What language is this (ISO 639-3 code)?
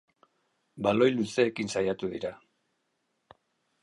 eus